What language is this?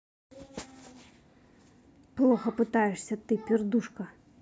Russian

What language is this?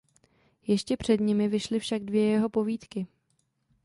Czech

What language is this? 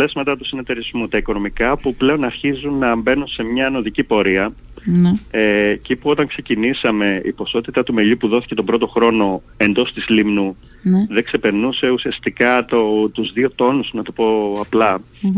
Greek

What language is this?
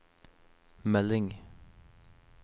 Norwegian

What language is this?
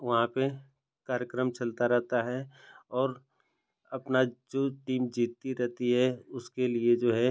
Hindi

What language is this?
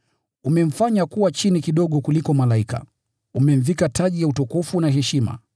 Swahili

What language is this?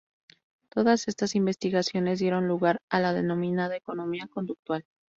Spanish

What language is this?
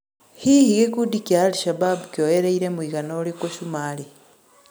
Kikuyu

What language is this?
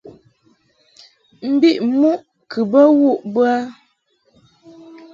Mungaka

